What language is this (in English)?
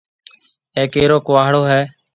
Marwari (Pakistan)